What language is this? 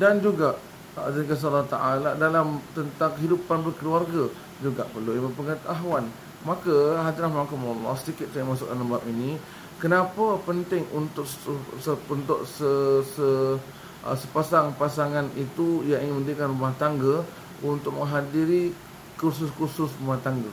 Malay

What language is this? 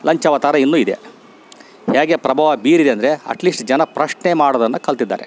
Kannada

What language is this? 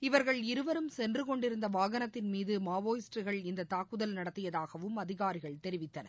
Tamil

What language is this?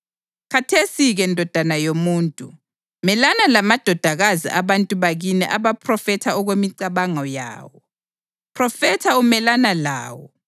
North Ndebele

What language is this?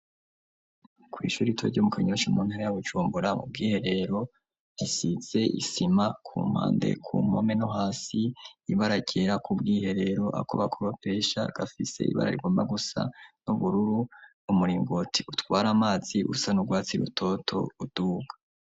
Rundi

